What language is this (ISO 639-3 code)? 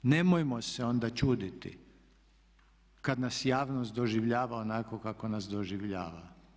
hrv